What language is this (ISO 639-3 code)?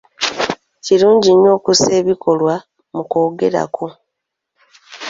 lug